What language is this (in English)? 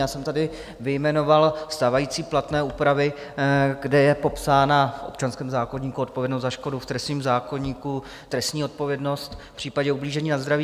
Czech